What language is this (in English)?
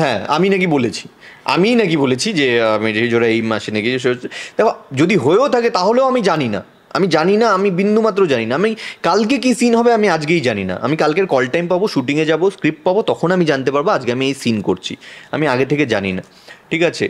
Bangla